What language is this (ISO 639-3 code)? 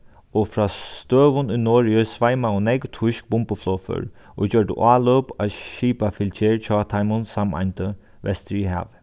fao